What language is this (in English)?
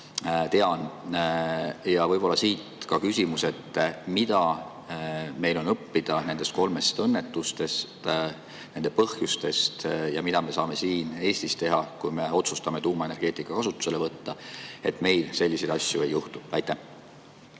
Estonian